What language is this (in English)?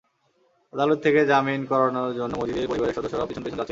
Bangla